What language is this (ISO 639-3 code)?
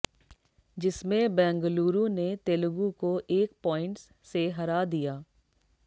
hin